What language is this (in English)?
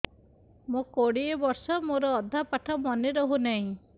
Odia